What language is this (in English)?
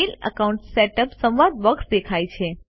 Gujarati